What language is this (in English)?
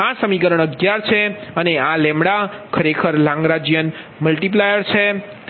Gujarati